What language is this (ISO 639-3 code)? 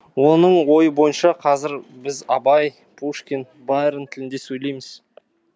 kaz